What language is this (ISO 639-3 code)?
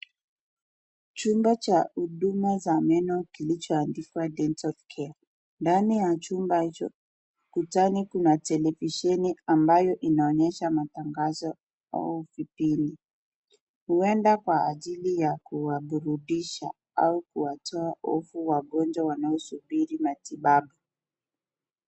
swa